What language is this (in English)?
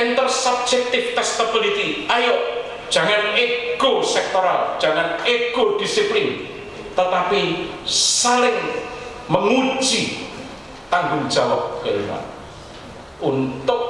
Indonesian